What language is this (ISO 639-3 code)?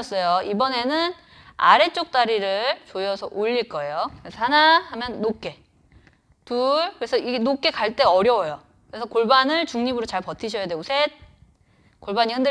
kor